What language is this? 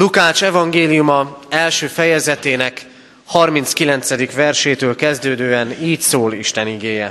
Hungarian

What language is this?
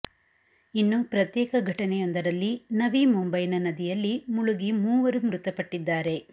Kannada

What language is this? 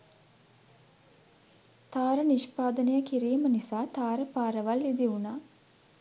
Sinhala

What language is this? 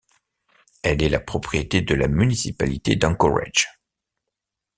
French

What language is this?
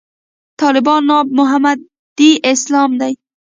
Pashto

